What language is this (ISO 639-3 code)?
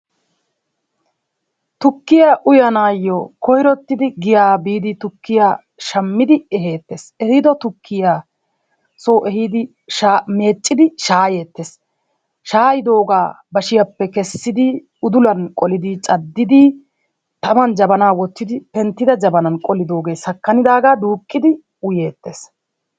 wal